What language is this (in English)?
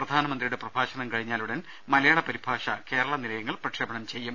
Malayalam